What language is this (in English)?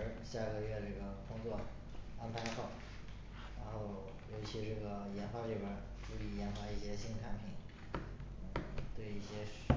Chinese